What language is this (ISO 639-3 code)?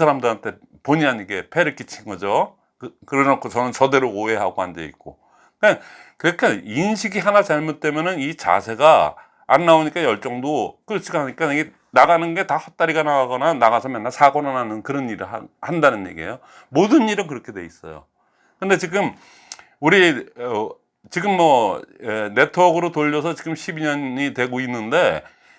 kor